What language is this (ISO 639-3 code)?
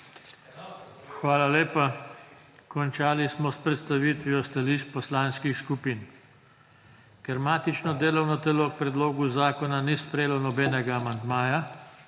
slv